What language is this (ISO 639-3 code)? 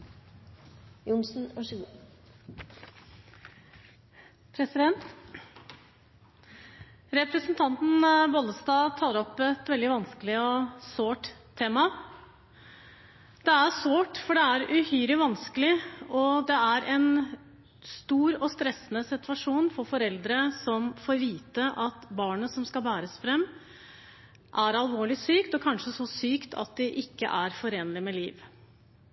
nob